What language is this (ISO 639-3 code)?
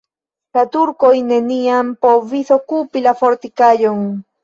epo